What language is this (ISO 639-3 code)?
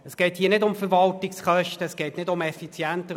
gsw